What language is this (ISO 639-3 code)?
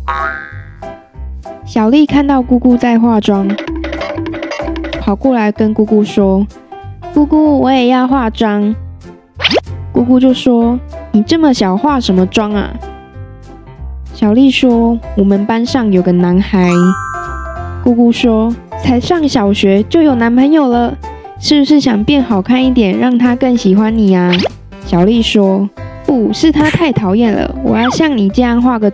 zho